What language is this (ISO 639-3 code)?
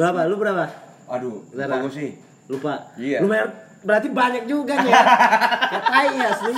ind